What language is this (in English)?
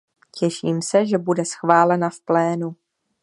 Czech